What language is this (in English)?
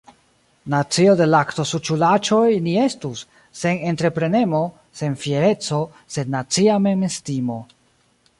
Esperanto